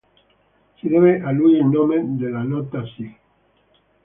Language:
Italian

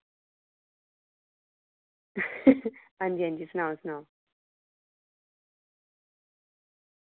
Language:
Dogri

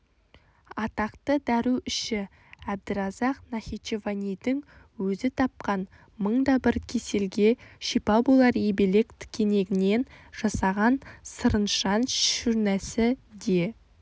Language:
Kazakh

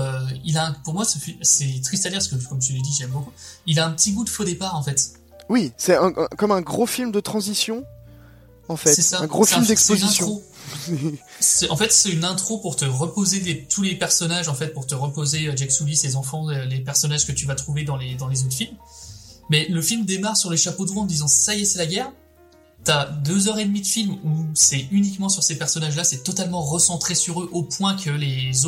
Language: French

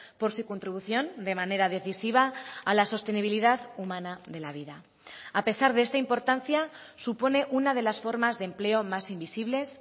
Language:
Spanish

